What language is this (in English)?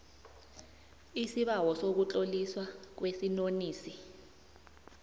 South Ndebele